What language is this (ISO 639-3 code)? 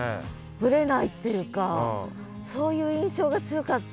jpn